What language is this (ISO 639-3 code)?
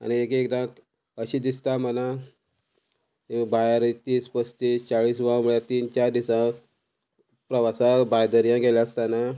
kok